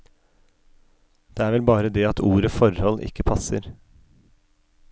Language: Norwegian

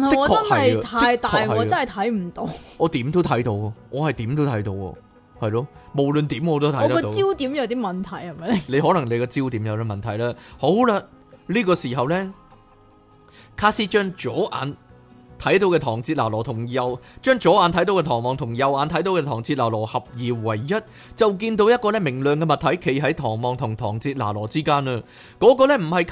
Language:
Chinese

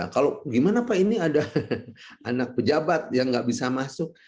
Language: Indonesian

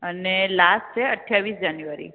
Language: Gujarati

